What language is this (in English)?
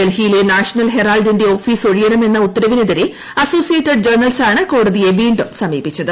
Malayalam